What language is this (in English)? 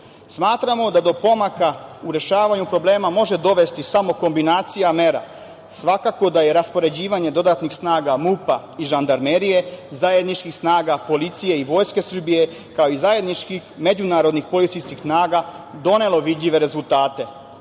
Serbian